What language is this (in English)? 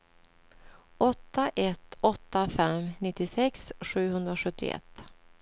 Swedish